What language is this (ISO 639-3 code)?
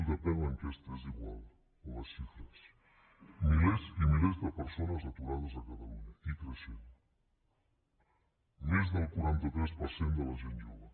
cat